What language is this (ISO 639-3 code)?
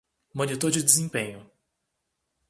por